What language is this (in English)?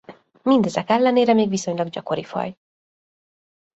Hungarian